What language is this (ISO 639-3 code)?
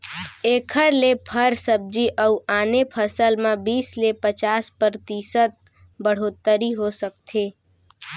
hne